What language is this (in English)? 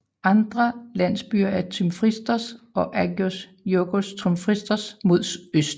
Danish